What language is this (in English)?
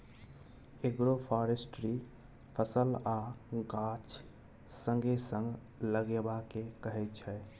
Maithili